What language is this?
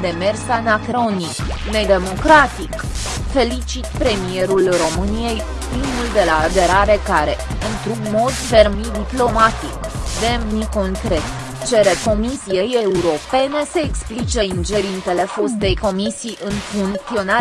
Romanian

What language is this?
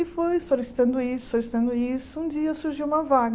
Portuguese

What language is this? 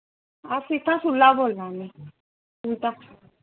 Dogri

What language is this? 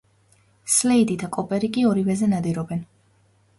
Georgian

